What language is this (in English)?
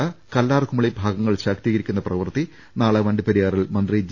Malayalam